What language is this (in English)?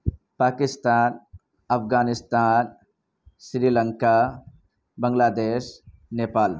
Urdu